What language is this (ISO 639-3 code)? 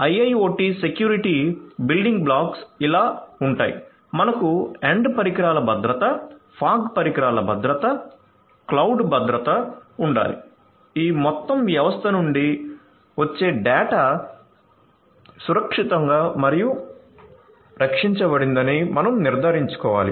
tel